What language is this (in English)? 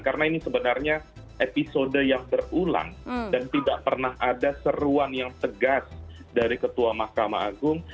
Indonesian